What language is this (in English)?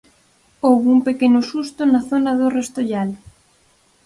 Galician